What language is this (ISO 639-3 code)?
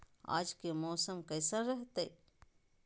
mag